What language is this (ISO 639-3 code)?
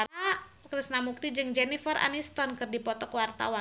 sun